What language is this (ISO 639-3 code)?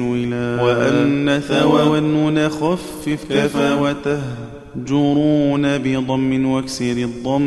ara